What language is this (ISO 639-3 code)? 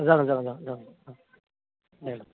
brx